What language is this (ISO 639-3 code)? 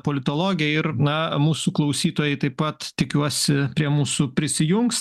lit